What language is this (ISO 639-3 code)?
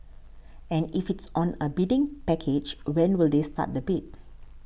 eng